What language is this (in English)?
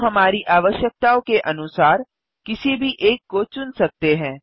Hindi